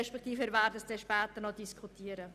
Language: Swiss German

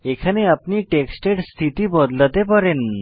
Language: Bangla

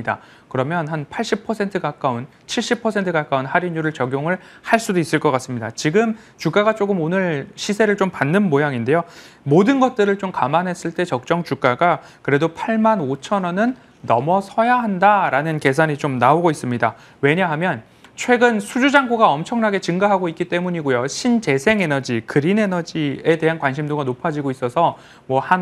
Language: Korean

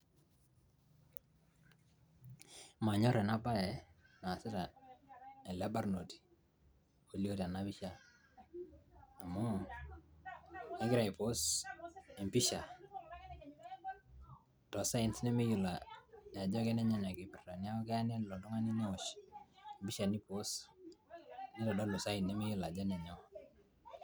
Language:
Masai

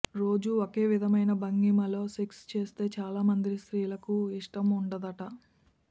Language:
Telugu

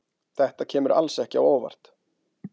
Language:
Icelandic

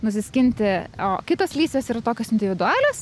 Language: Lithuanian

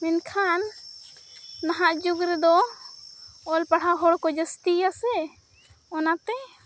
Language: Santali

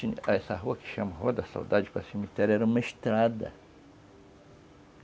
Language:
Portuguese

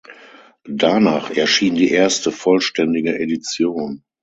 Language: German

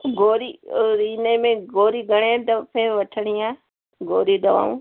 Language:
Sindhi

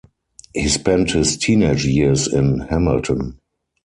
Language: English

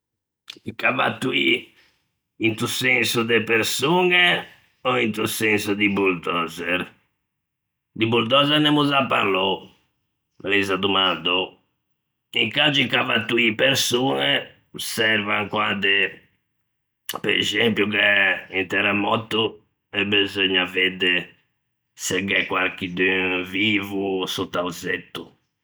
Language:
Ligurian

